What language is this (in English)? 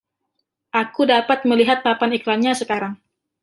Indonesian